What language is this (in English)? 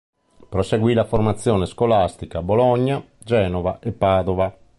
Italian